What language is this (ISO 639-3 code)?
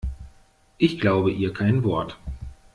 deu